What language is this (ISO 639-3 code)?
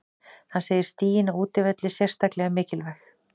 isl